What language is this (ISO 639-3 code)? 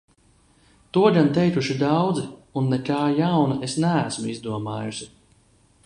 lav